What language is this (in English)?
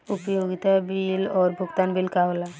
Bhojpuri